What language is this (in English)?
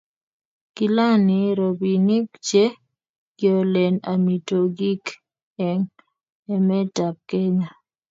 Kalenjin